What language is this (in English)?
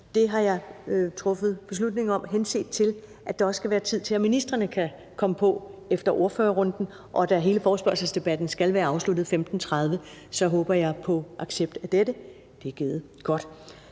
Danish